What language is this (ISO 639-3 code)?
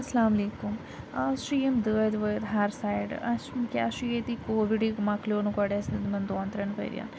kas